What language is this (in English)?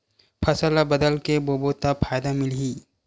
Chhattisgarhi